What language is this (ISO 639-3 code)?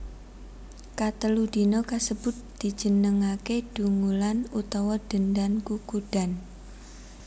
jav